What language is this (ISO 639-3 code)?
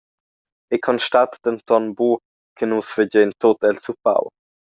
roh